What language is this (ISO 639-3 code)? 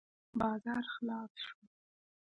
pus